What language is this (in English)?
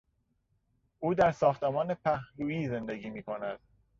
Persian